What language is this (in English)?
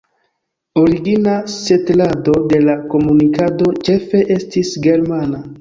Esperanto